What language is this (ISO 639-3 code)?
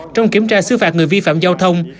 vie